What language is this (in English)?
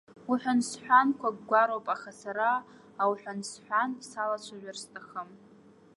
Abkhazian